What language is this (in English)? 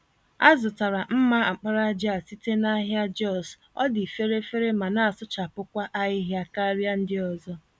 Igbo